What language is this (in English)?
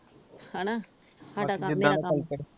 Punjabi